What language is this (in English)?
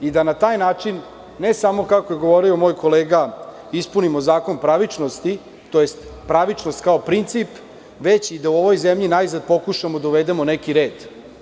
Serbian